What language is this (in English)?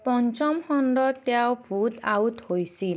Assamese